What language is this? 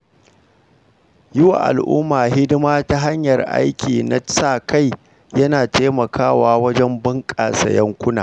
Hausa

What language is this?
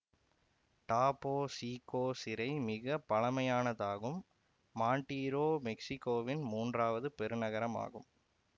Tamil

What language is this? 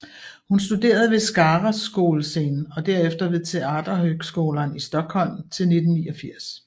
Danish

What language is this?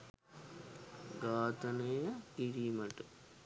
Sinhala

